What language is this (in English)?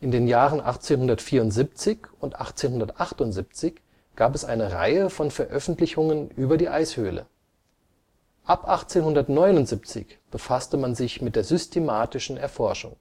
German